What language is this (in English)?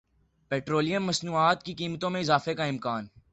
Urdu